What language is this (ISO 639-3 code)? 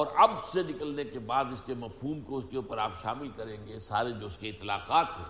urd